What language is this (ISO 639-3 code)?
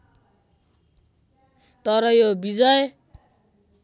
nep